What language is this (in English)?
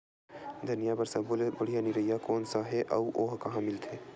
Chhattisgarhi